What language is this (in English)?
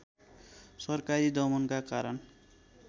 Nepali